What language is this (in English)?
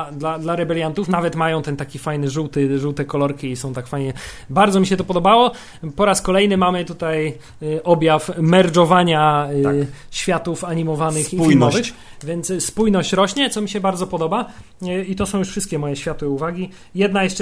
Polish